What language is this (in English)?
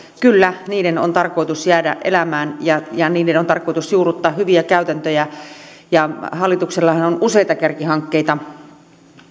Finnish